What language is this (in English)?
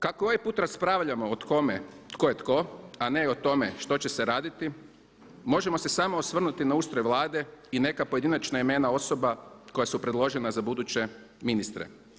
Croatian